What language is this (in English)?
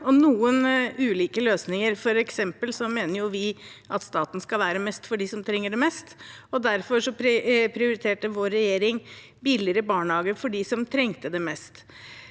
Norwegian